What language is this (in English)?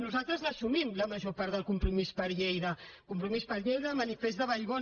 Catalan